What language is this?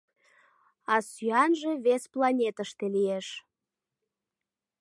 Mari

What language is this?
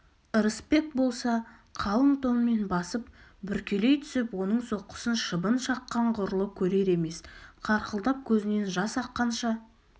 Kazakh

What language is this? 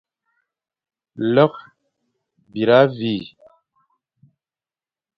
Fang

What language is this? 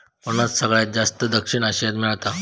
Marathi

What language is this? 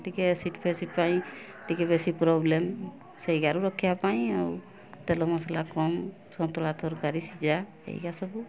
Odia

